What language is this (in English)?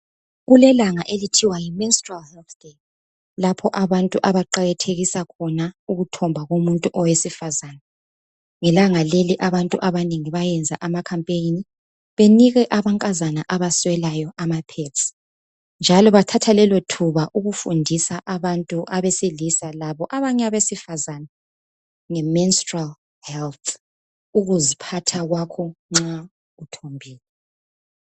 North Ndebele